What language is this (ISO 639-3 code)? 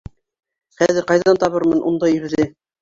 bak